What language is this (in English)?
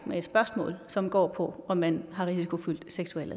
Danish